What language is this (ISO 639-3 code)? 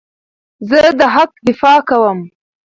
pus